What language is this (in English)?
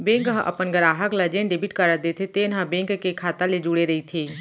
Chhattisgarhi